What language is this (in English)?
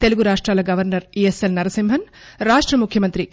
Telugu